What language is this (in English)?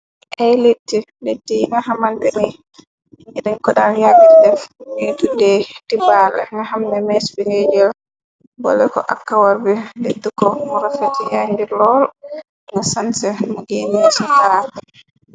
Wolof